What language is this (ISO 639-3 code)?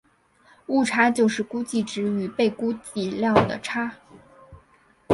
zho